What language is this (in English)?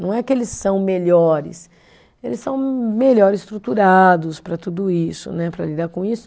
Portuguese